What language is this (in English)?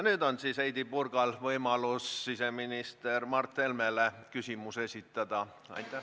Estonian